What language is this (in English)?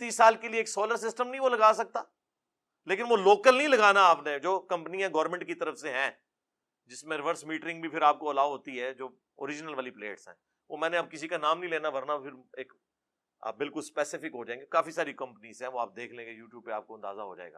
Urdu